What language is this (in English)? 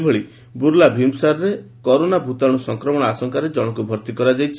Odia